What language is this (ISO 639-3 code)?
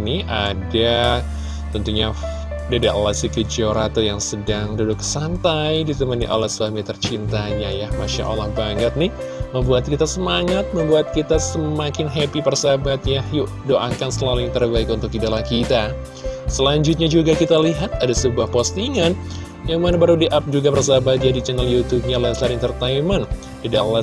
ind